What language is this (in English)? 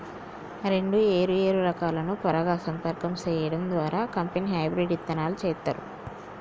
Telugu